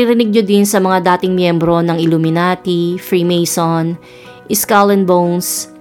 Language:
Filipino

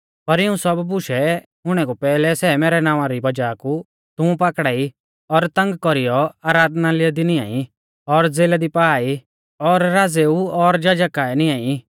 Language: Mahasu Pahari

